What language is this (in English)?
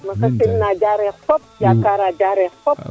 Serer